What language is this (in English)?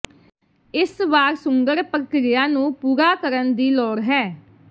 Punjabi